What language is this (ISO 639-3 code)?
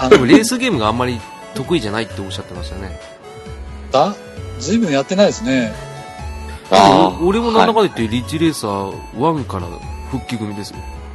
jpn